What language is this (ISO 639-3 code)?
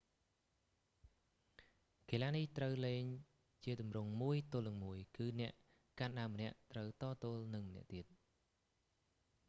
khm